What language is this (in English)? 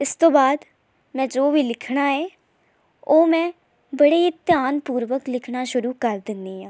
Punjabi